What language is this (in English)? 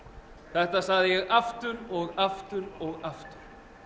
Icelandic